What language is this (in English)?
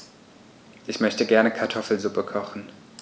German